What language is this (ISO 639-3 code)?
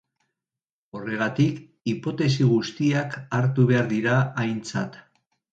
eus